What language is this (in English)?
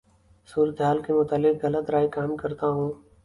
Urdu